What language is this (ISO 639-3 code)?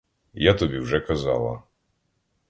ukr